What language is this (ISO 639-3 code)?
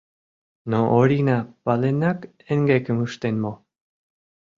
chm